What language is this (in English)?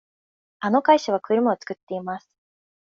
Japanese